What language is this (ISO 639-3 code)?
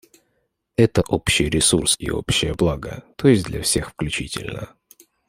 rus